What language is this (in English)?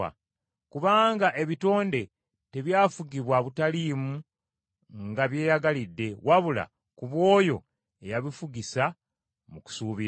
Ganda